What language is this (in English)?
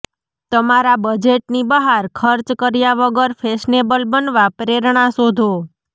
Gujarati